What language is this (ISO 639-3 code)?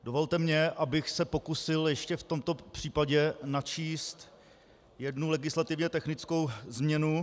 ces